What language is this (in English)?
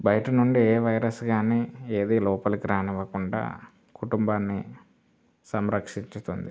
Telugu